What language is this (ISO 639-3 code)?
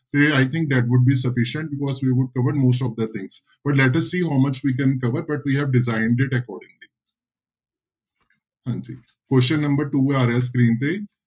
pan